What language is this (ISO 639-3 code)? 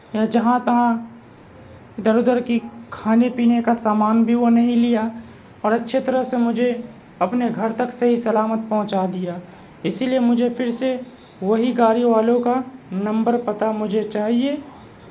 urd